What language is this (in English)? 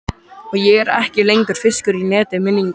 Icelandic